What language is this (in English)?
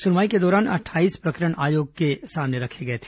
Hindi